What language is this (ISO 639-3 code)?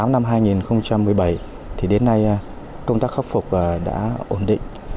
vie